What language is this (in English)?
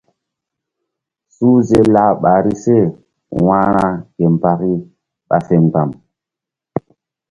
Mbum